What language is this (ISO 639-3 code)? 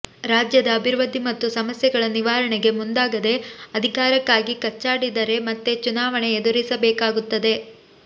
kan